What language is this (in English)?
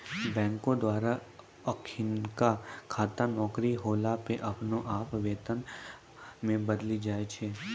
Maithili